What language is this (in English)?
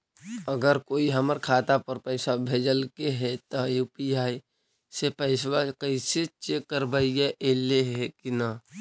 Magahi